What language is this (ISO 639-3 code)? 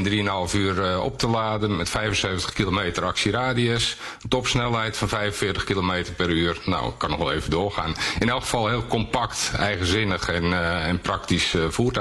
nld